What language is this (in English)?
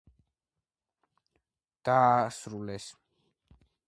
Georgian